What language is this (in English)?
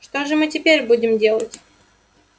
Russian